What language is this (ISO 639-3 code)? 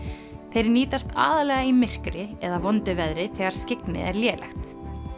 isl